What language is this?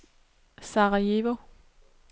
Danish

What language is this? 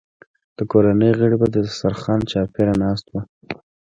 Pashto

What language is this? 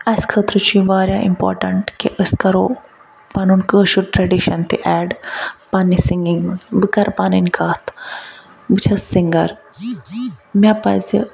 Kashmiri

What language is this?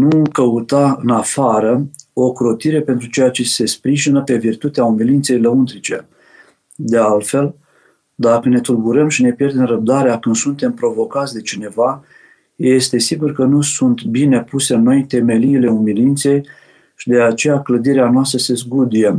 Romanian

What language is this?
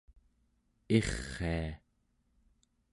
Central Yupik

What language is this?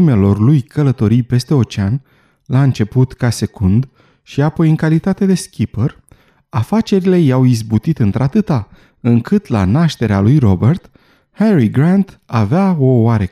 Romanian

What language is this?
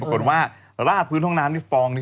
Thai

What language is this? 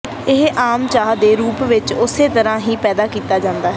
Punjabi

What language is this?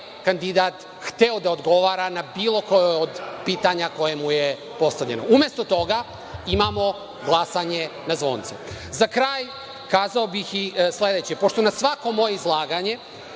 Serbian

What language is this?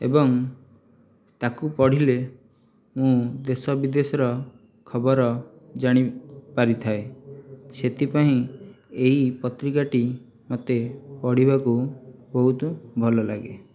Odia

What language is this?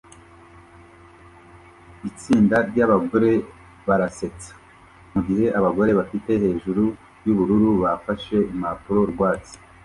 Kinyarwanda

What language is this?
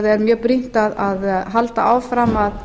Icelandic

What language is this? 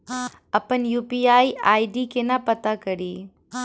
Maithili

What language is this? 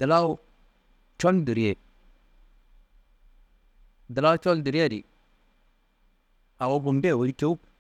Kanembu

